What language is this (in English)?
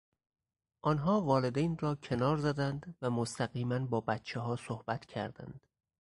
Persian